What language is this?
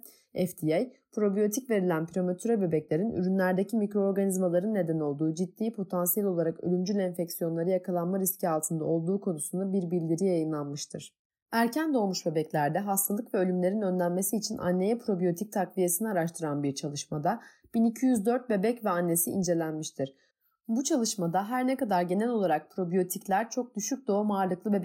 Turkish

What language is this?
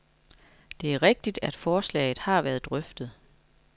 Danish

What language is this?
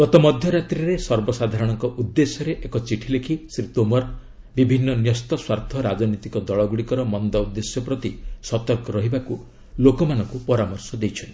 Odia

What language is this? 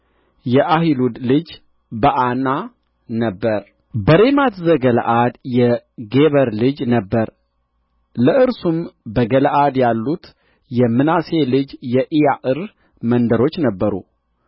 Amharic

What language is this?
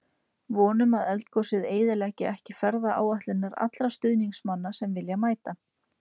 Icelandic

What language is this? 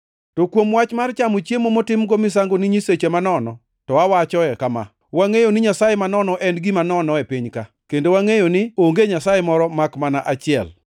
Luo (Kenya and Tanzania)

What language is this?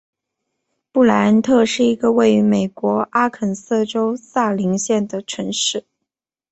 Chinese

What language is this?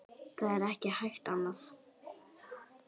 Icelandic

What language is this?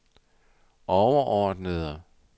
Danish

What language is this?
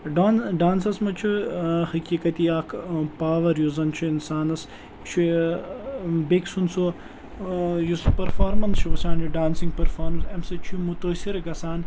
Kashmiri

